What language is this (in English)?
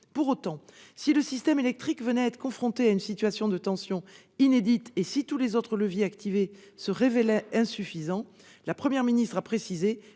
French